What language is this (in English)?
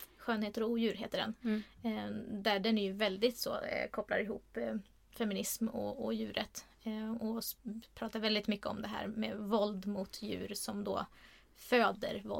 Swedish